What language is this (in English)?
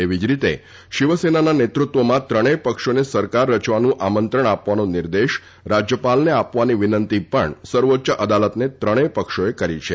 Gujarati